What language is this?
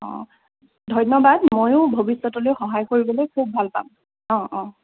Assamese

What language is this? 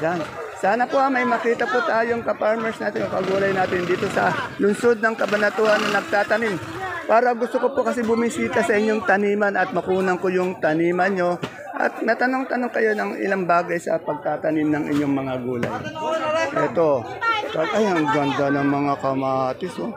Filipino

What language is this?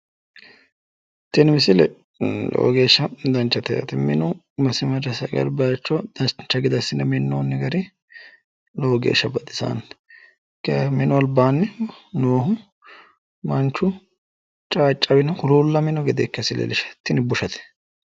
Sidamo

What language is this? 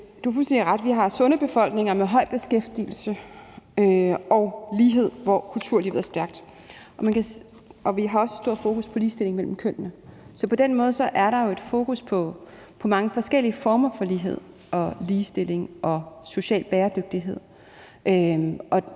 Danish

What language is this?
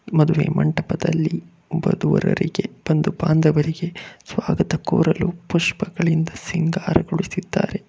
Kannada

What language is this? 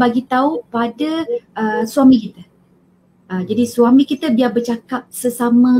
Malay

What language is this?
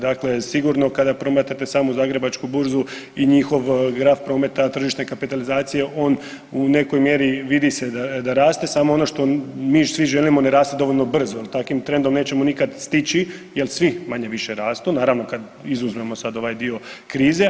Croatian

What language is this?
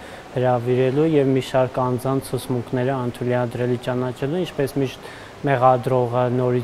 Romanian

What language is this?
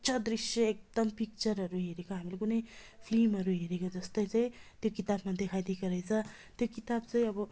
Nepali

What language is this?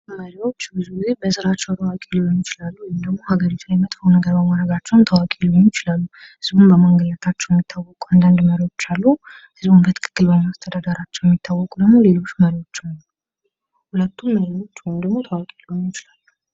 Amharic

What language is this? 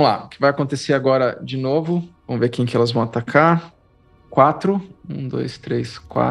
Portuguese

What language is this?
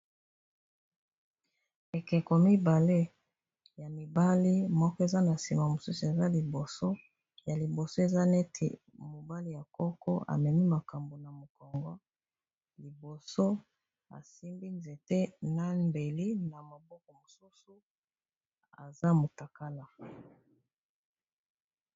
Lingala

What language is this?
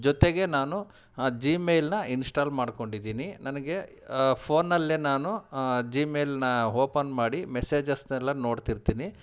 Kannada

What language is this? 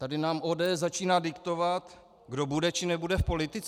Czech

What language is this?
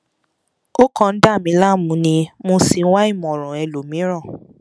Yoruba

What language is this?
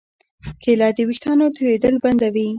Pashto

